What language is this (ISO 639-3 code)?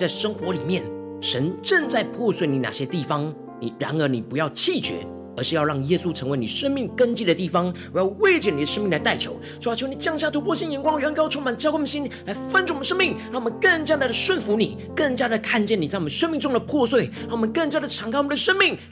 zho